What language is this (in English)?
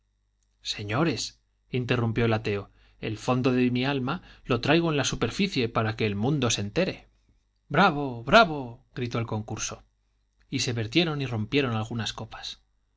Spanish